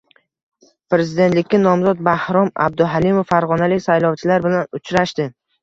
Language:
Uzbek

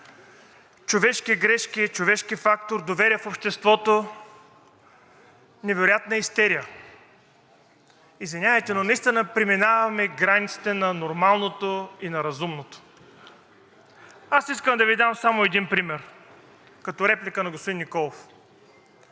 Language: Bulgarian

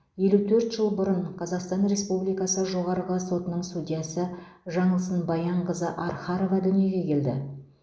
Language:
Kazakh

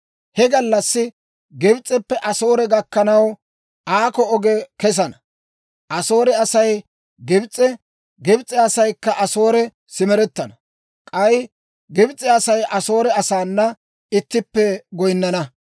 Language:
Dawro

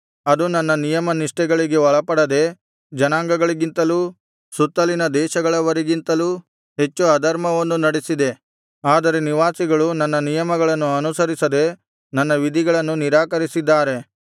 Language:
Kannada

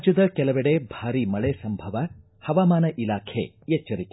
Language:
Kannada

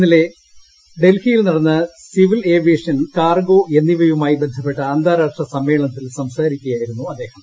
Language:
Malayalam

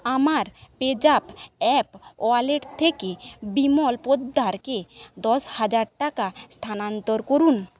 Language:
Bangla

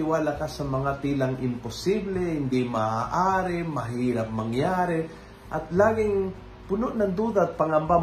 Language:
Filipino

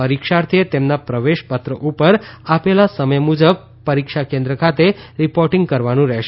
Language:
Gujarati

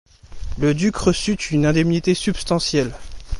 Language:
French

